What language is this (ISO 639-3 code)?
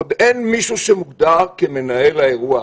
heb